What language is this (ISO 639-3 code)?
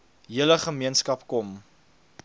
afr